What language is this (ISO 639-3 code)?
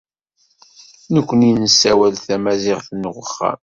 kab